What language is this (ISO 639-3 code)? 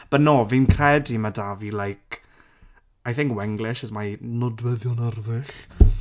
cym